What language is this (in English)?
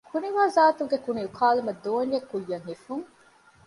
Divehi